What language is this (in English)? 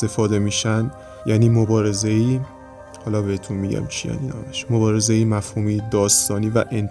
Persian